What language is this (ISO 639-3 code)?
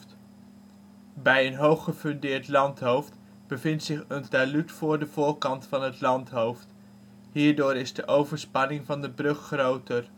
nld